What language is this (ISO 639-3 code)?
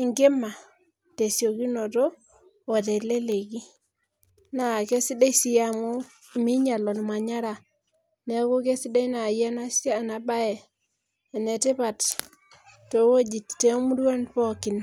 mas